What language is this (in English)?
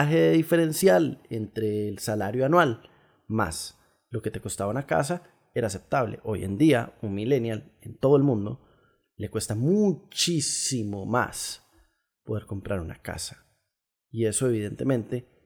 Spanish